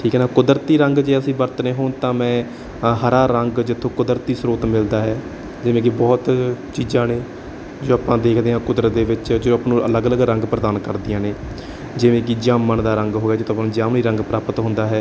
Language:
Punjabi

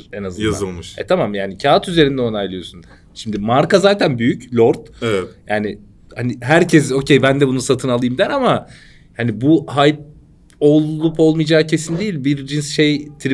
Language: Turkish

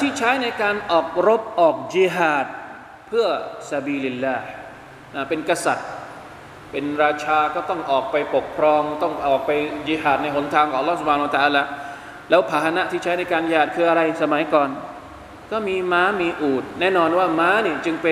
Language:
Thai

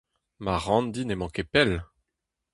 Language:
Breton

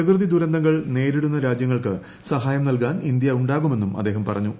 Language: Malayalam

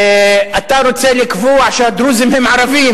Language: Hebrew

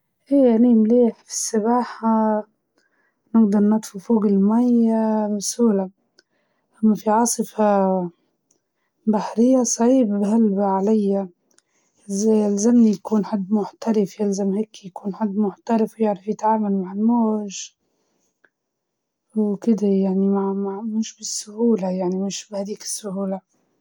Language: Libyan Arabic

